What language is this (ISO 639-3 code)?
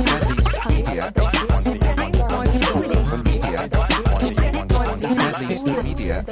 tur